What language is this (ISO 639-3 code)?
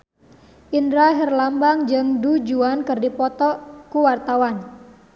sun